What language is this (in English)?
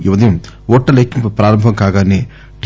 Telugu